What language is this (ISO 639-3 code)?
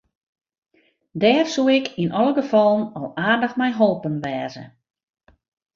fry